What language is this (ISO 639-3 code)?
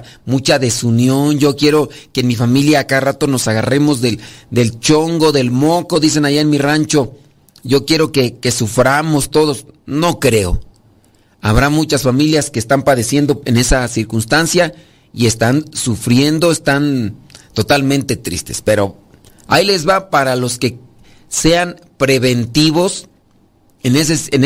spa